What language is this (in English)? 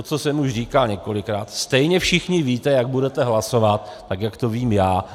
Czech